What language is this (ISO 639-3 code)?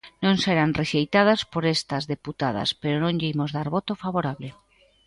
glg